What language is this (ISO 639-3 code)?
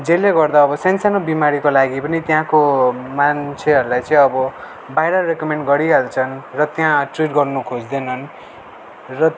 nep